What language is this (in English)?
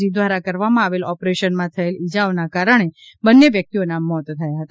Gujarati